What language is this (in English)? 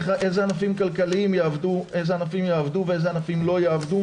Hebrew